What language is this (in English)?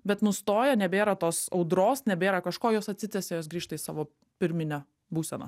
Lithuanian